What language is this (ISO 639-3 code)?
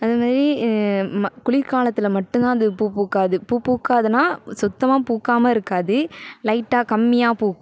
tam